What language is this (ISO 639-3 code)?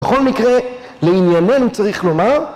heb